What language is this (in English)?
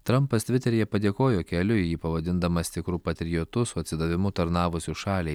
Lithuanian